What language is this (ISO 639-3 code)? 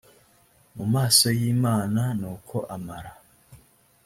kin